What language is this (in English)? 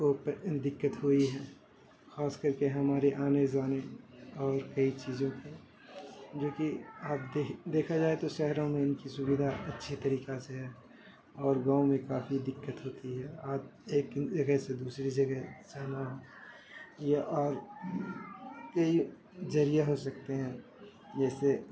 Urdu